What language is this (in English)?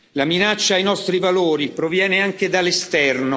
Italian